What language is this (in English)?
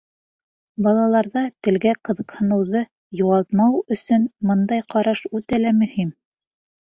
Bashkir